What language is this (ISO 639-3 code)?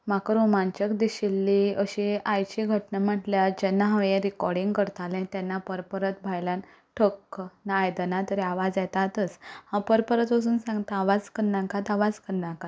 kok